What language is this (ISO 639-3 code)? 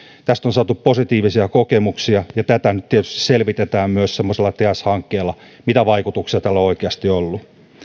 fin